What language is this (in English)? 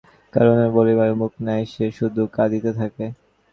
Bangla